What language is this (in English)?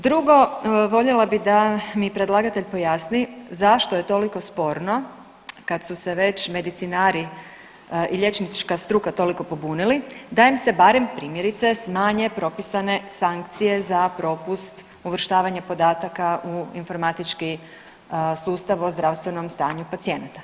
Croatian